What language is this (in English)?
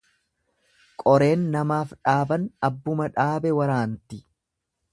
Oromo